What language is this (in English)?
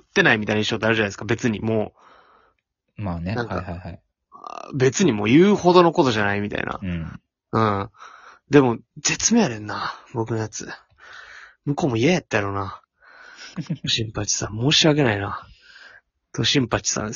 Japanese